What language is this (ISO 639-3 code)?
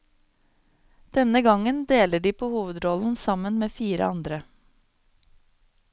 nor